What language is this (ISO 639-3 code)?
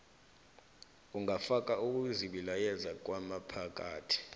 nbl